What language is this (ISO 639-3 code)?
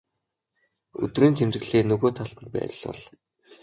mon